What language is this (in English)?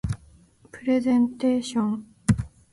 Japanese